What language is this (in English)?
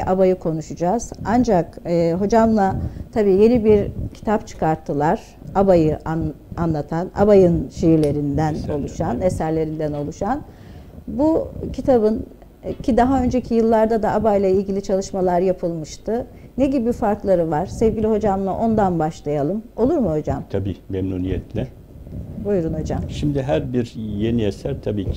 Turkish